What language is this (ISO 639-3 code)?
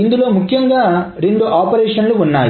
tel